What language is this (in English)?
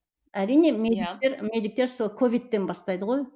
Kazakh